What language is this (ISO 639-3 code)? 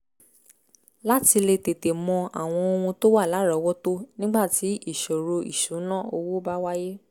yor